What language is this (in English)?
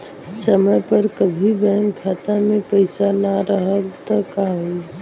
Bhojpuri